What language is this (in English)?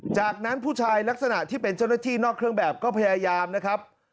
Thai